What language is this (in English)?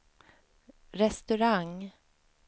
Swedish